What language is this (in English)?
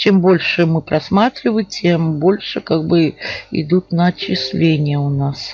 Russian